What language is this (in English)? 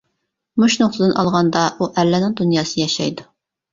Uyghur